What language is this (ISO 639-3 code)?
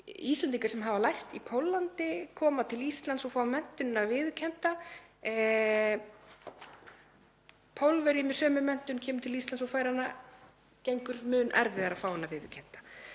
isl